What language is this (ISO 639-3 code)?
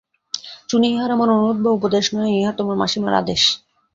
ben